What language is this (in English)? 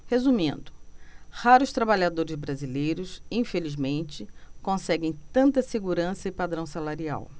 Portuguese